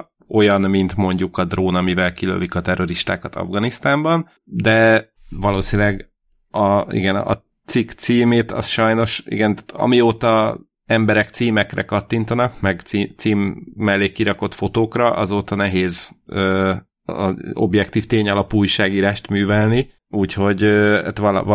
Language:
Hungarian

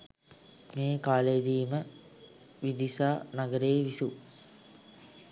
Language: Sinhala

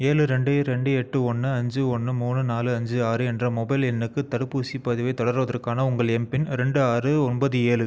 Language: Tamil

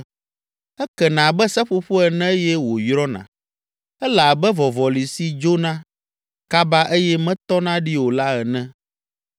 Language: Ewe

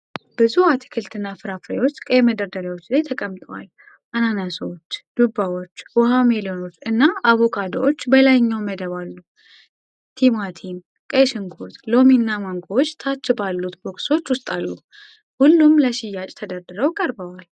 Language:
Amharic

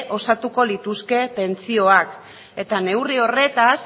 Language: Basque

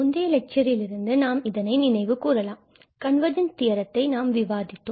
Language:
Tamil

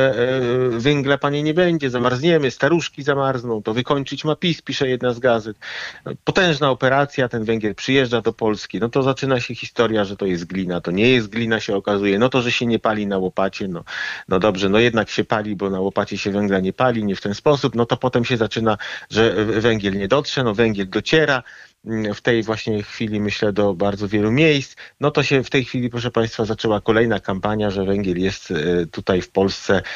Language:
Polish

